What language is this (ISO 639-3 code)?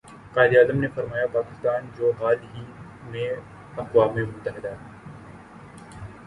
urd